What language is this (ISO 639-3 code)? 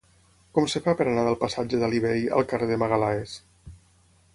cat